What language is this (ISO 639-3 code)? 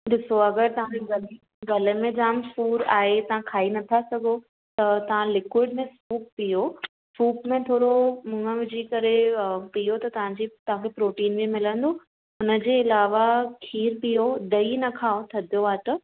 snd